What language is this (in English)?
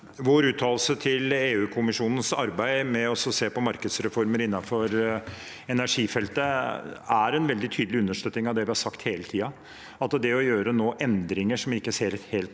Norwegian